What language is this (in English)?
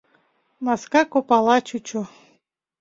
Mari